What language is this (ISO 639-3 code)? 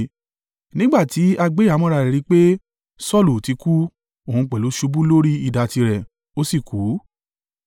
yor